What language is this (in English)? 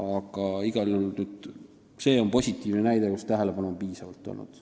Estonian